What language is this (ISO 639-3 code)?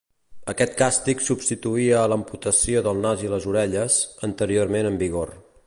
cat